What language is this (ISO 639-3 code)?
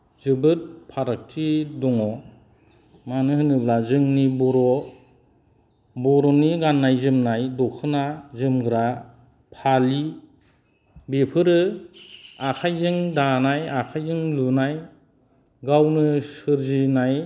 brx